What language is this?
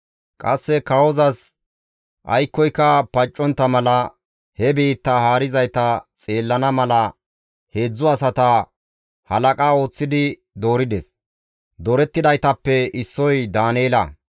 Gamo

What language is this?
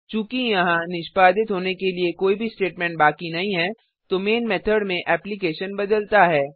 Hindi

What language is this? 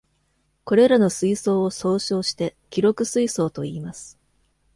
Japanese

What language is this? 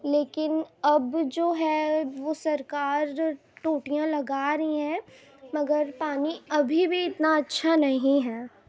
Urdu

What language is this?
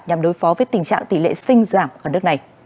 Vietnamese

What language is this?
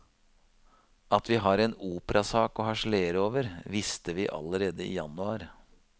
Norwegian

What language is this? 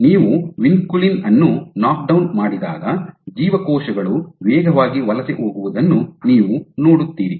Kannada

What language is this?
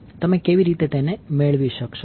Gujarati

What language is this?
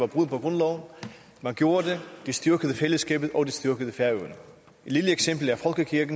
Danish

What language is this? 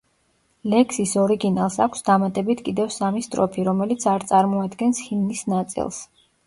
Georgian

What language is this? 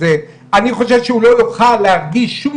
Hebrew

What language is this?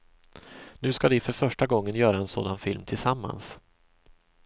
Swedish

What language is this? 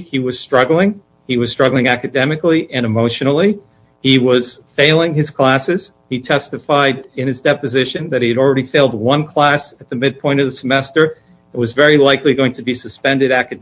English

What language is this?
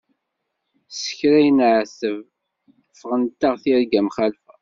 Kabyle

